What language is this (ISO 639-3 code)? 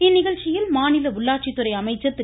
tam